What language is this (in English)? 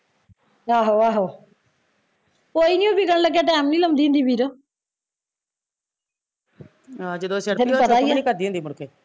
Punjabi